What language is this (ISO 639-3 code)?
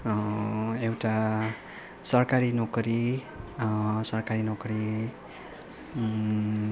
nep